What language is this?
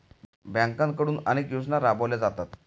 Marathi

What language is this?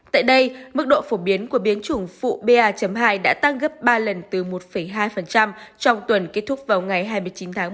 Vietnamese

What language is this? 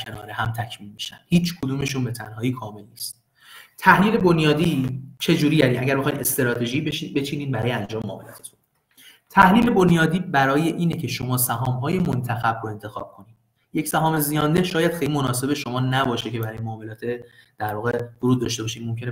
Persian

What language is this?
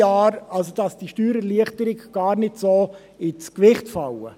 Swiss German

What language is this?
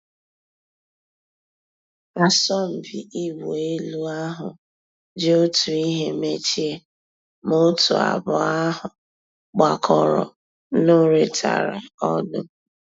Igbo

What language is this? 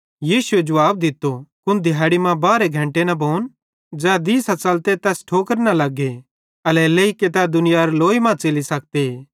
Bhadrawahi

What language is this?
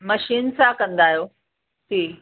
Sindhi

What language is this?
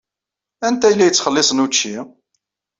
Kabyle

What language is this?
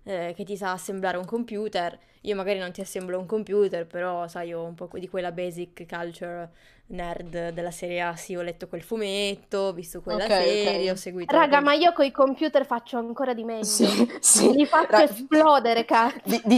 Italian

